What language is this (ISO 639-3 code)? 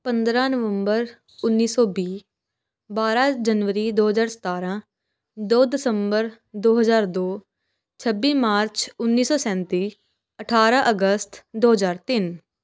pan